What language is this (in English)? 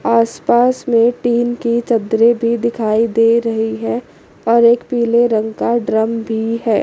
Hindi